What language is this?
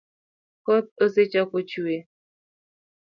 Luo (Kenya and Tanzania)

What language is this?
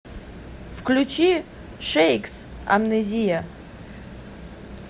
Russian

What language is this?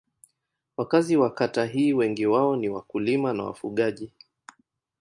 Swahili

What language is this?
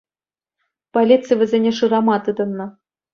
Chuvash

